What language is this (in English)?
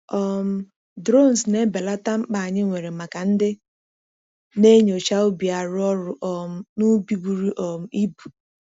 Igbo